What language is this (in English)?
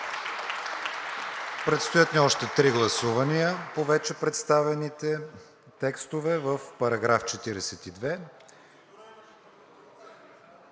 Bulgarian